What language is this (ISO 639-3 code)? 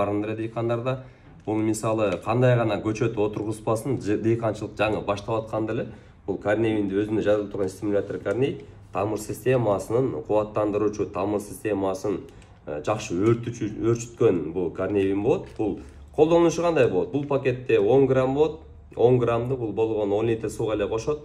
tur